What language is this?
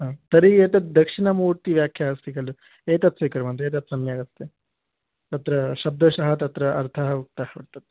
Sanskrit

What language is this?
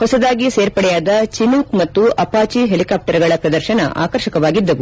Kannada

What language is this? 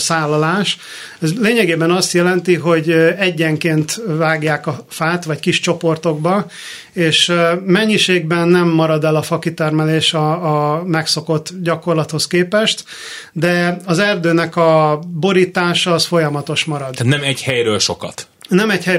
Hungarian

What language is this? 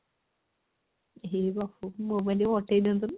Odia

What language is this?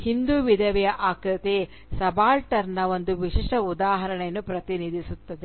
Kannada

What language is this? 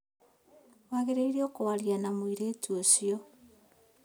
Kikuyu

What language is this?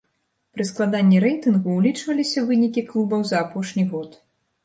Belarusian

